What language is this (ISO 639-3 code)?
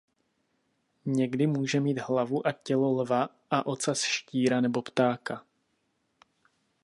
ces